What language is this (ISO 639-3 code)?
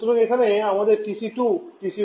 ben